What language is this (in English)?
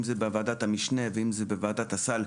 Hebrew